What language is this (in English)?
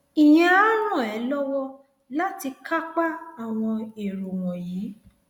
Yoruba